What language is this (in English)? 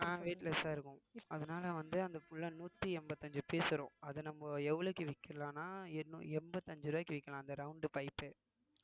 Tamil